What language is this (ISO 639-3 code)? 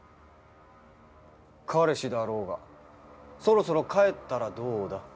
jpn